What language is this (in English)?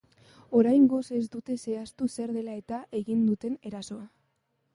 Basque